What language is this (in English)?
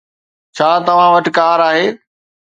Sindhi